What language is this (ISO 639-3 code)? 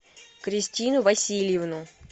rus